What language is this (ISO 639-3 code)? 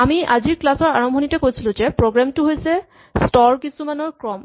asm